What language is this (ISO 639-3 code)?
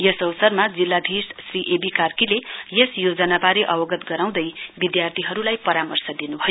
nep